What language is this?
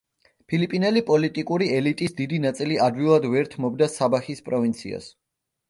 Georgian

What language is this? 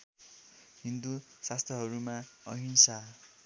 Nepali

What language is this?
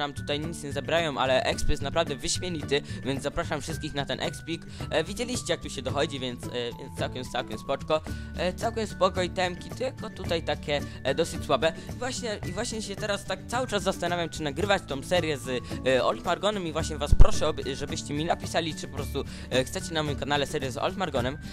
Polish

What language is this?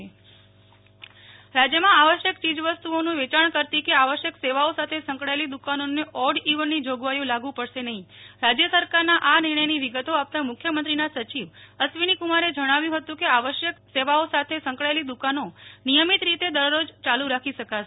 Gujarati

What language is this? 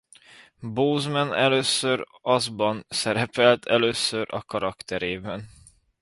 Hungarian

